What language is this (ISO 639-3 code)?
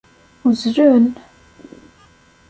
kab